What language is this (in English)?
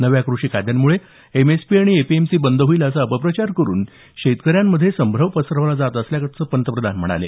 Marathi